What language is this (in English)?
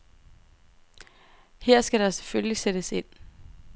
Danish